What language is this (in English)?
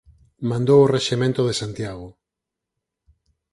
Galician